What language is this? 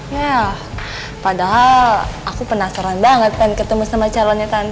Indonesian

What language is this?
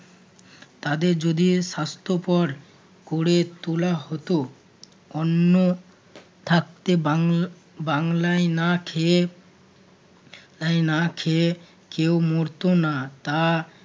Bangla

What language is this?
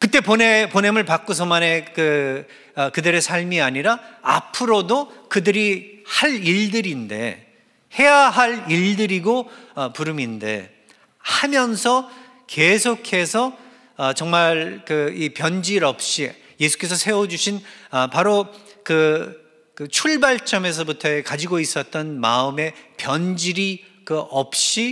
Korean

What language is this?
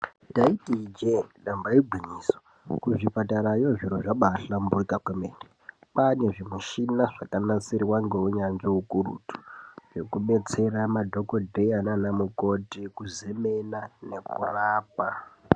Ndau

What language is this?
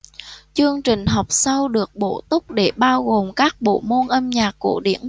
Vietnamese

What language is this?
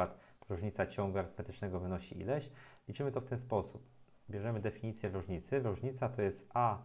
Polish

